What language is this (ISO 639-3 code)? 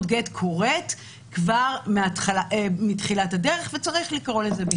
heb